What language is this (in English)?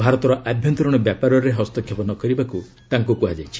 Odia